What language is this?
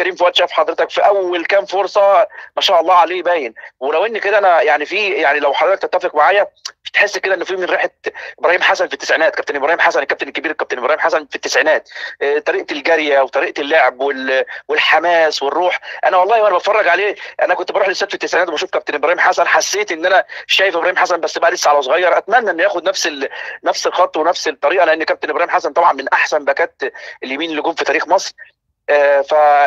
Arabic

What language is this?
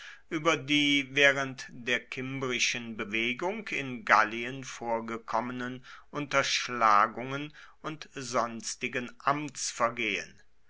German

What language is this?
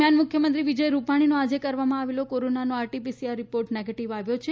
Gujarati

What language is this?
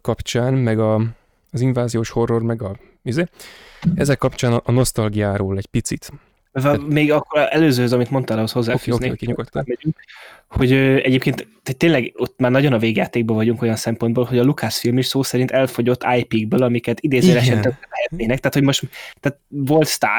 Hungarian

